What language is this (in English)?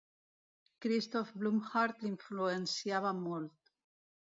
Catalan